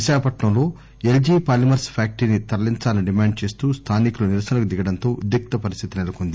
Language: Telugu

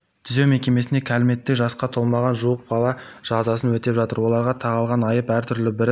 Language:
Kazakh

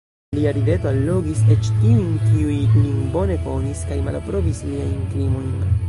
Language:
Esperanto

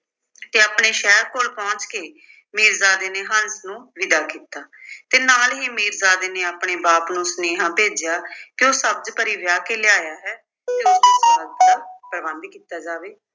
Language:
Punjabi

